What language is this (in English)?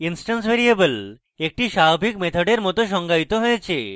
Bangla